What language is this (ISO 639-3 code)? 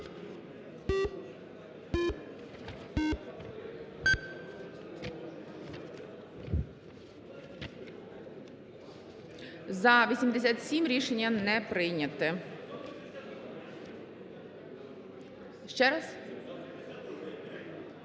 ukr